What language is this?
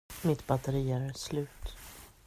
Swedish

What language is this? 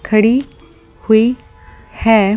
Hindi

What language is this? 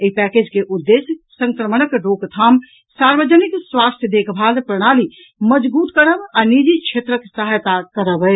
Maithili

